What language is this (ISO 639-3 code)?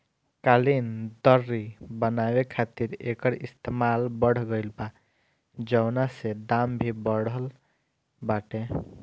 bho